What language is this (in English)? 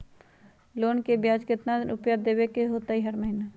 Magahi